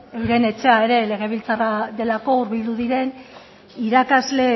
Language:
Basque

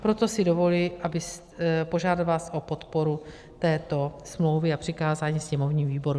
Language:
Czech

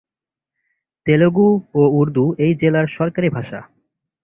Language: Bangla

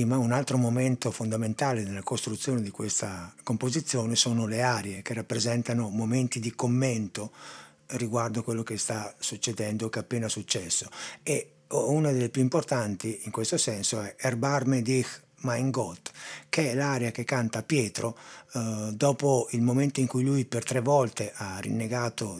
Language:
Italian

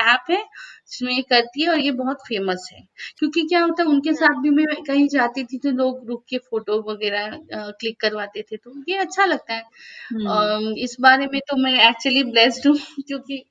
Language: Hindi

